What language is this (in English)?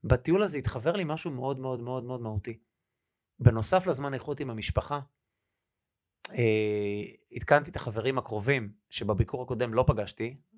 Hebrew